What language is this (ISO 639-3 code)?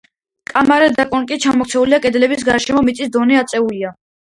kat